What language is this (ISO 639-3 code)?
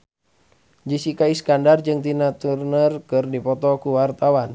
sun